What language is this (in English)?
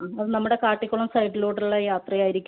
Malayalam